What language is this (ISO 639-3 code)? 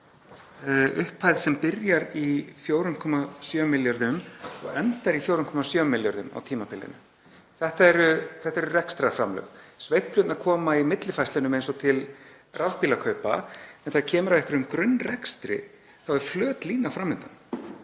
isl